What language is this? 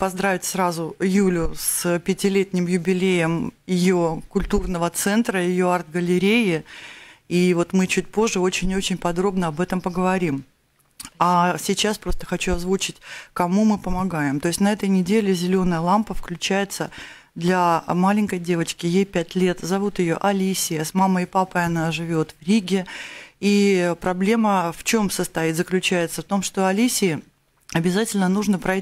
Russian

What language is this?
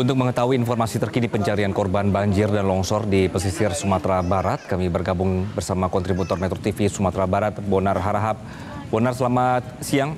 Indonesian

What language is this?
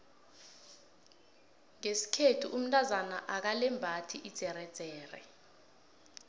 South Ndebele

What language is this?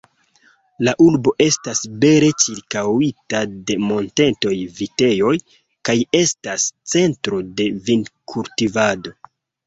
Esperanto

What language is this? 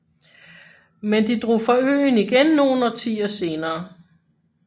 Danish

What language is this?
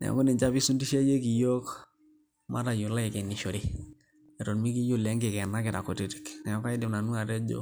Masai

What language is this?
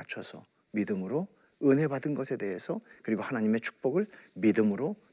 Korean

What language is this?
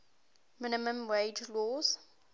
English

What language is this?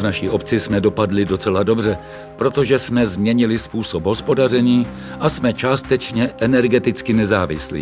Czech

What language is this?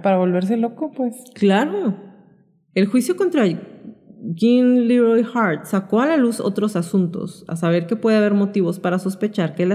Spanish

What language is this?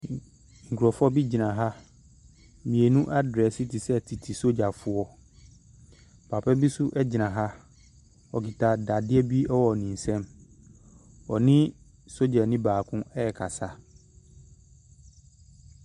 Akan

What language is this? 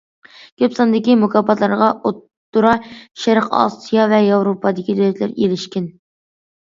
Uyghur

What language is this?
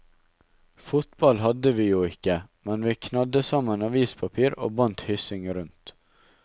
Norwegian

